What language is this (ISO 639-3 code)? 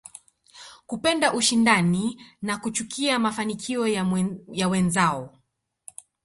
swa